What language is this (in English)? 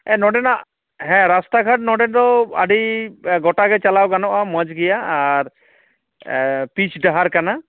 Santali